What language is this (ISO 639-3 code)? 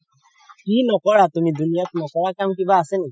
asm